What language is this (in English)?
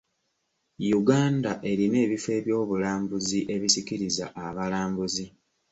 Ganda